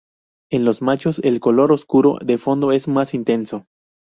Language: Spanish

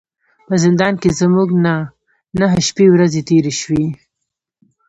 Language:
Pashto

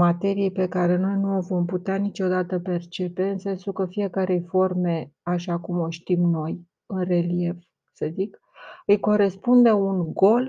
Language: Romanian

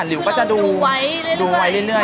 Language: Thai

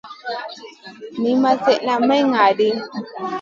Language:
Masana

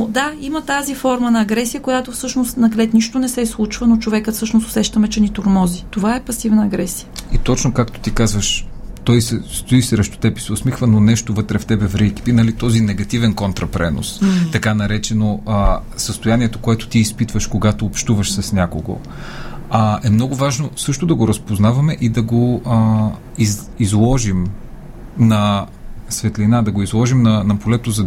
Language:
Bulgarian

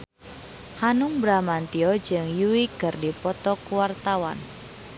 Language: Sundanese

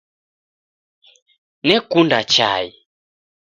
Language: Taita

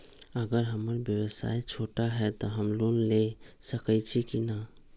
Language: Magahi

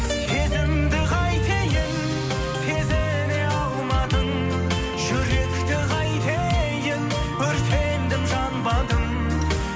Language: Kazakh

